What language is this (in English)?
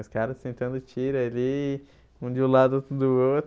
Portuguese